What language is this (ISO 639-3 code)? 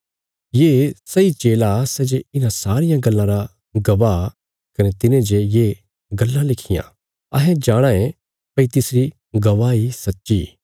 kfs